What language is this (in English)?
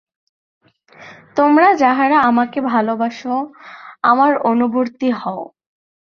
Bangla